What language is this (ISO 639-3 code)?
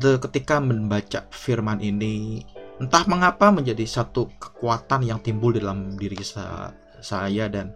ind